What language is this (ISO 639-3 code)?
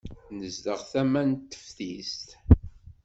kab